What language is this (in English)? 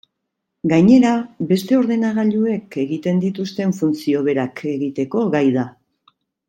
Basque